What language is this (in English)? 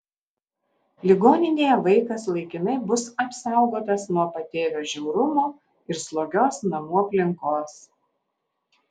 Lithuanian